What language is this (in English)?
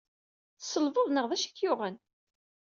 Kabyle